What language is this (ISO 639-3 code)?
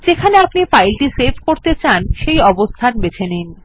ben